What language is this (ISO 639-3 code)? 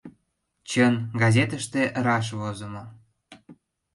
chm